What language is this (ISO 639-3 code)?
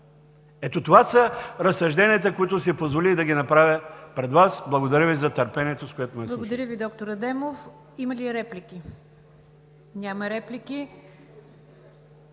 bul